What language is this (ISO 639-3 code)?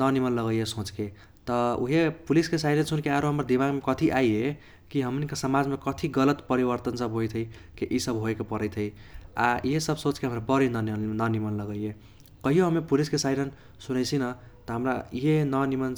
thq